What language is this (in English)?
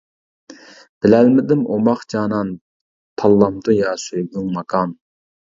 Uyghur